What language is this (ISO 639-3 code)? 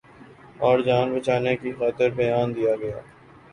urd